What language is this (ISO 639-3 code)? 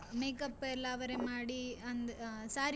kan